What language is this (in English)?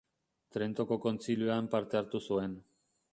Basque